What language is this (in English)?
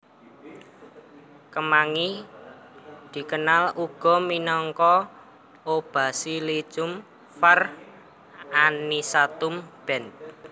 Javanese